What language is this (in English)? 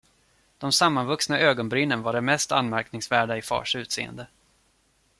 Swedish